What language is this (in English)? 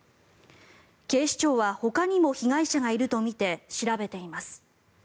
Japanese